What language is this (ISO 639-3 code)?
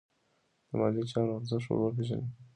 pus